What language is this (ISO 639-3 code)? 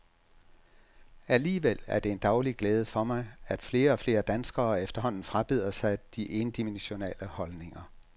dan